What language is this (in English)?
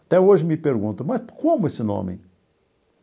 Portuguese